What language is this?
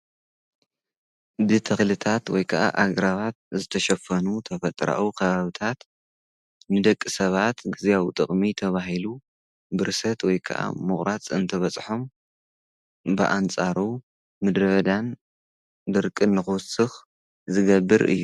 Tigrinya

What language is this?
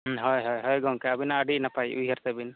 Santali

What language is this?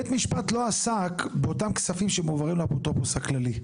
Hebrew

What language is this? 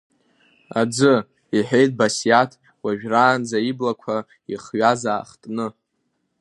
Abkhazian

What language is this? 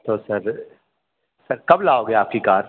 Hindi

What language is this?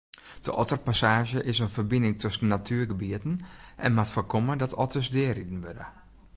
Western Frisian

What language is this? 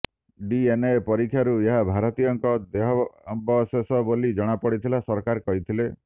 Odia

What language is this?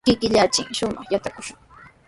Sihuas Ancash Quechua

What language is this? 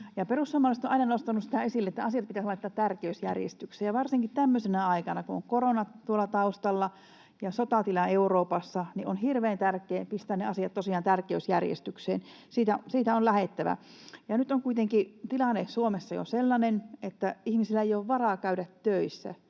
Finnish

